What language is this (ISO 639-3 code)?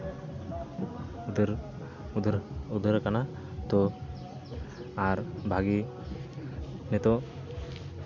sat